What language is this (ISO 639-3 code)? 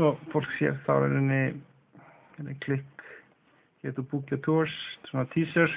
nor